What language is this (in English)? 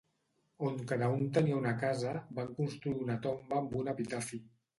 Catalan